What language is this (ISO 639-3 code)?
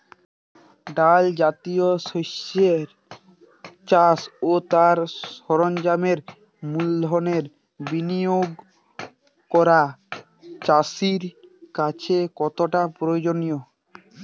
ben